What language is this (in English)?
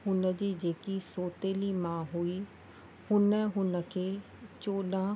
Sindhi